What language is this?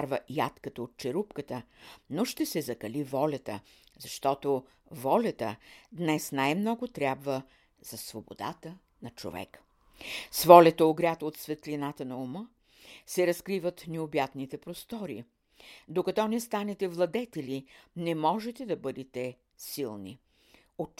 Bulgarian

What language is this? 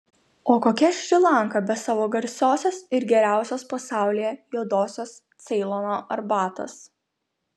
Lithuanian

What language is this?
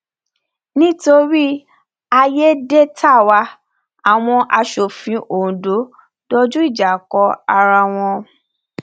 Yoruba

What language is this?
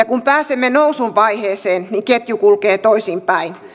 Finnish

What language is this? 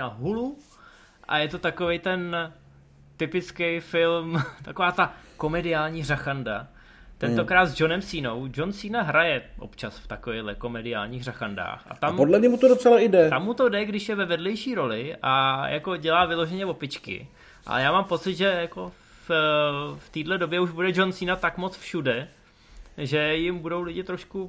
Czech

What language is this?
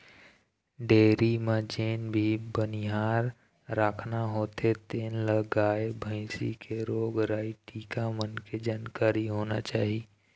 Chhattisgarhi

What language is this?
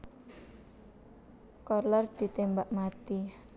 Javanese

